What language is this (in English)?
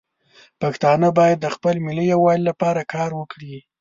Pashto